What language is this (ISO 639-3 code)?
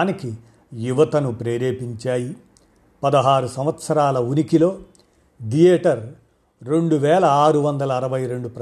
tel